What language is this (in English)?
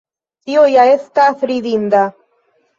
Esperanto